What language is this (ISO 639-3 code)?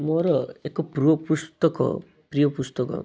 ori